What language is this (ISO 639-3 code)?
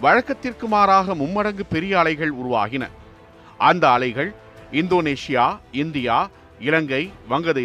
tam